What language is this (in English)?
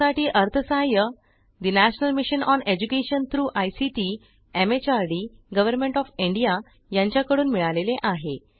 Marathi